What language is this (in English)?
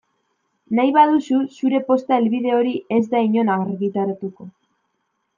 Basque